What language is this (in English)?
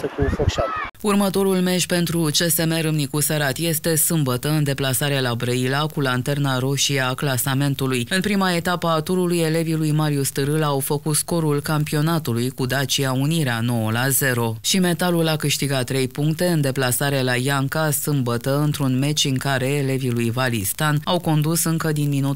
Romanian